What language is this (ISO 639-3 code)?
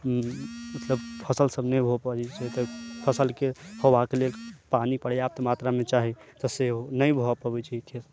mai